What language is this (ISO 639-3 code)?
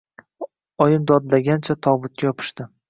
uzb